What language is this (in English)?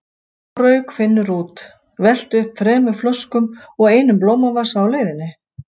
Icelandic